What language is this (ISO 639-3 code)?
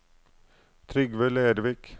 nor